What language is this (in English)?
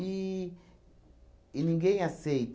Portuguese